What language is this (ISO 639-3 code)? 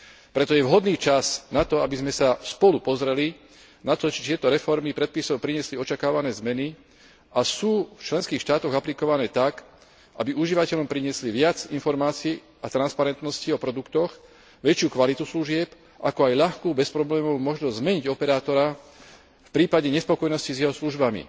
slk